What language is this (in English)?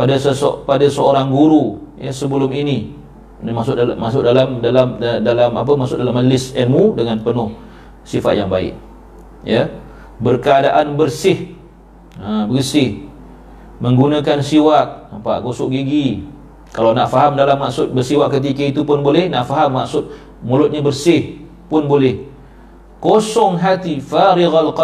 Malay